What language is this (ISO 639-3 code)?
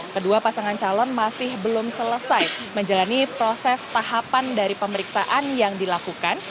ind